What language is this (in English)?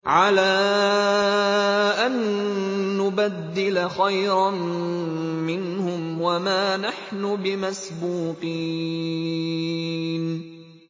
Arabic